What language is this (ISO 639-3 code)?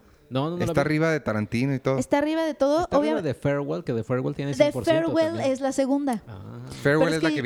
spa